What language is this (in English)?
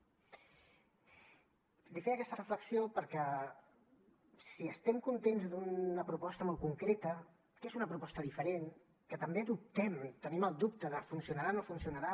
Catalan